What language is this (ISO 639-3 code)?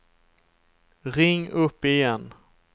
swe